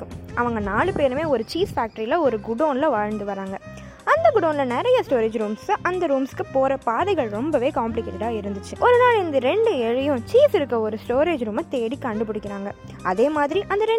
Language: Tamil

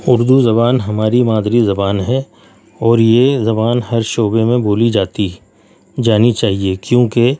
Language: Urdu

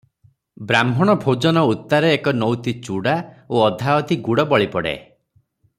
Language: Odia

